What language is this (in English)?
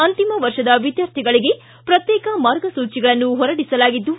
Kannada